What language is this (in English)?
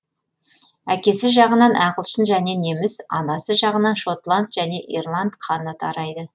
Kazakh